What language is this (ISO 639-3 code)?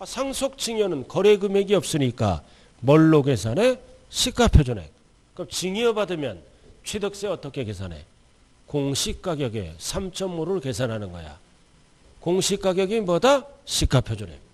kor